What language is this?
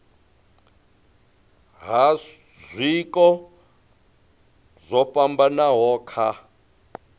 Venda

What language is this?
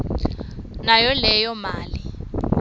Swati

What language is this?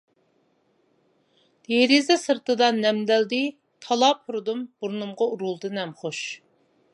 Uyghur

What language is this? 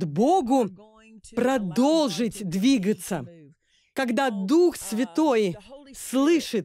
Russian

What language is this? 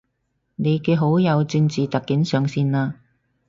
Cantonese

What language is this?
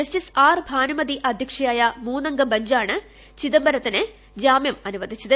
Malayalam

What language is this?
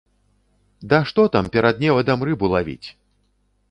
Belarusian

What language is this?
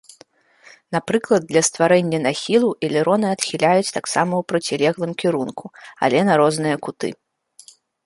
Belarusian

